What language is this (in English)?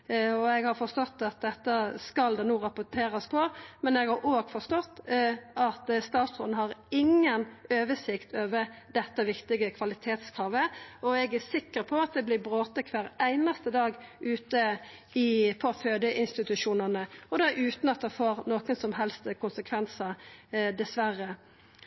Norwegian Nynorsk